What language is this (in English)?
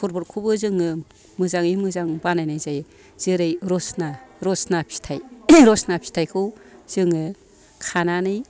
Bodo